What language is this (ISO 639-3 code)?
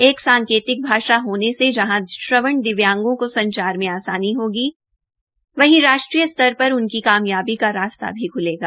hin